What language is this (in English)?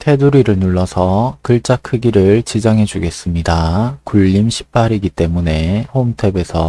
Korean